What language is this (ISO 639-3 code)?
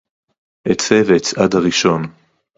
heb